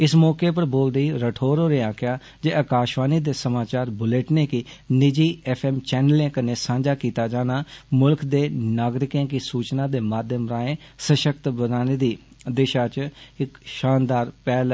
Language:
Dogri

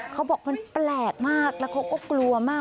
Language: Thai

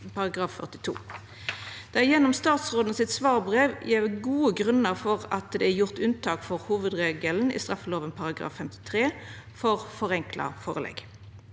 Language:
Norwegian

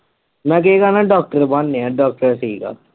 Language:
Punjabi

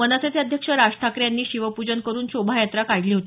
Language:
Marathi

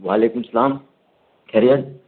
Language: Urdu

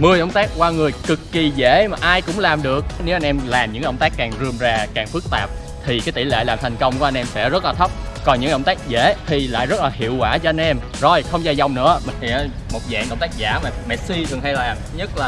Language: Vietnamese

